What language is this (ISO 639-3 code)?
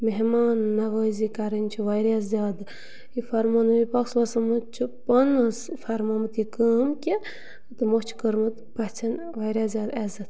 kas